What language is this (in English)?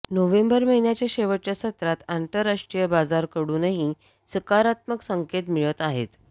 Marathi